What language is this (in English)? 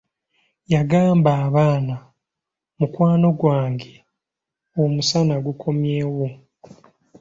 Ganda